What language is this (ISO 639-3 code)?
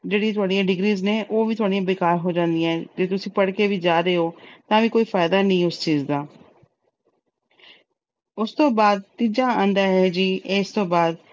pan